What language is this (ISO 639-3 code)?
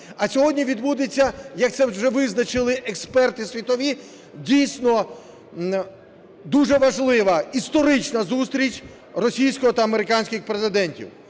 ukr